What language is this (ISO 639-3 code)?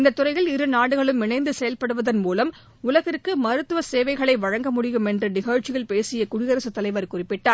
tam